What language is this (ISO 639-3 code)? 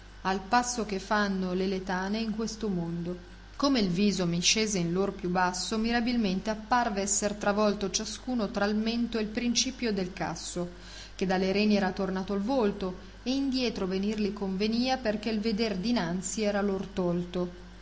ita